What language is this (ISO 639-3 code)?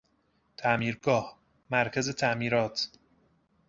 fas